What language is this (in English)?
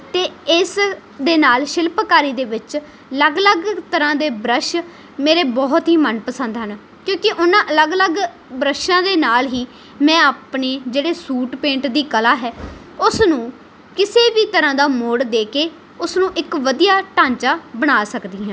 Punjabi